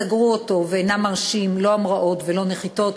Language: Hebrew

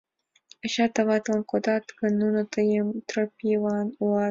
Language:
Mari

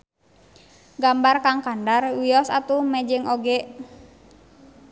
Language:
Sundanese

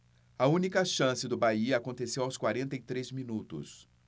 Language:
Portuguese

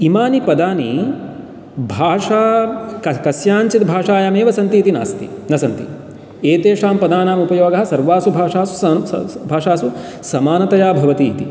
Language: Sanskrit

